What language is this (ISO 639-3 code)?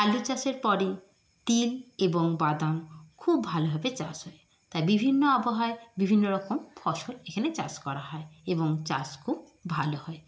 ben